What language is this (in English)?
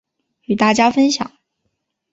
Chinese